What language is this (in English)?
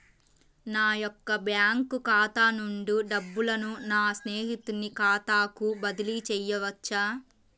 Telugu